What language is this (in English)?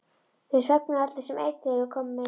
Icelandic